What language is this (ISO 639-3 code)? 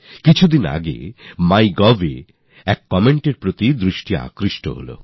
ben